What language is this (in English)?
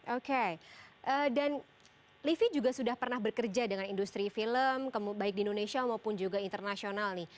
Indonesian